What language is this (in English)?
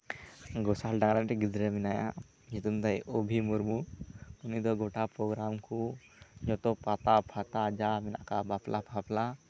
Santali